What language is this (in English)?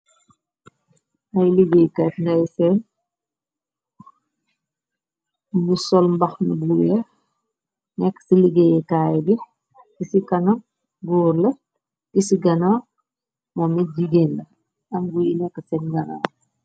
Wolof